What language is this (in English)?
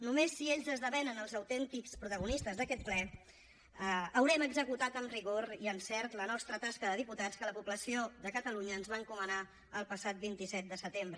Catalan